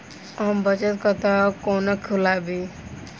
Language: Maithili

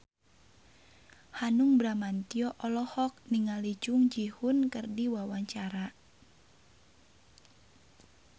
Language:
Sundanese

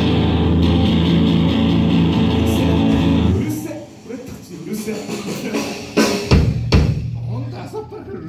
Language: Japanese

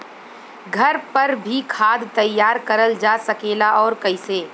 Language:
Bhojpuri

